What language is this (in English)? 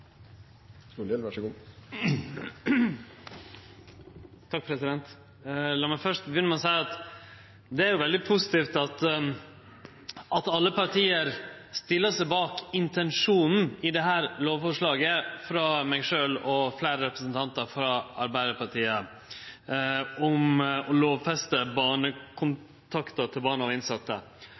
Norwegian Nynorsk